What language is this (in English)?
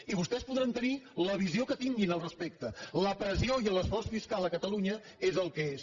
Catalan